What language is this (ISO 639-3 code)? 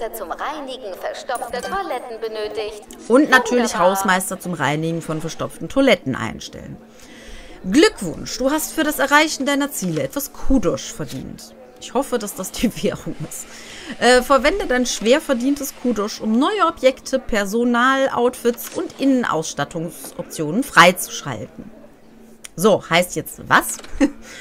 deu